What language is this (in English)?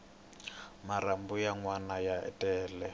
Tsonga